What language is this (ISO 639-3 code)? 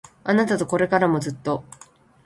jpn